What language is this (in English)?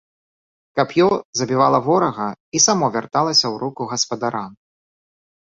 Belarusian